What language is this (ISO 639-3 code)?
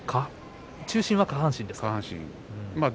jpn